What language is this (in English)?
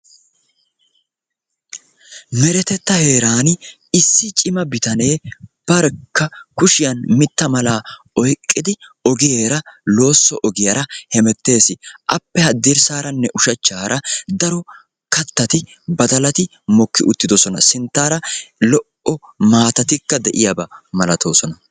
Wolaytta